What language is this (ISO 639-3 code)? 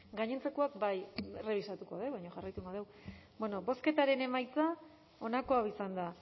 eus